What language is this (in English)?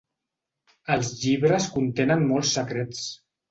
Catalan